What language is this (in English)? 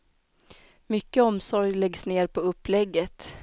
Swedish